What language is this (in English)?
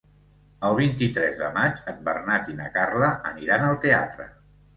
Catalan